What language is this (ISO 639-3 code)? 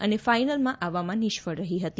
guj